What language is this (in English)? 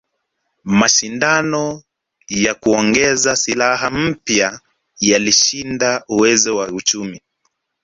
Swahili